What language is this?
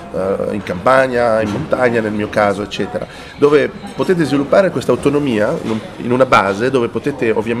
Italian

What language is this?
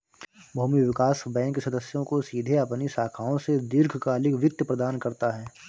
Hindi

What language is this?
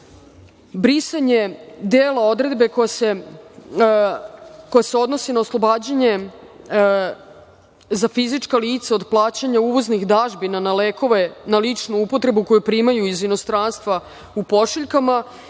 Serbian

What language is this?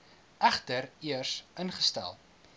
Afrikaans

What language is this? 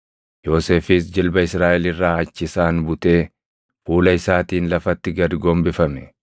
Oromo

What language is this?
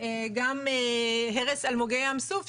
Hebrew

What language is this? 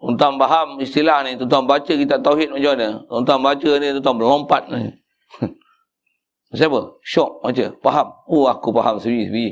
Malay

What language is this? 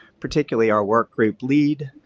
English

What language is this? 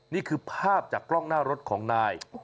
Thai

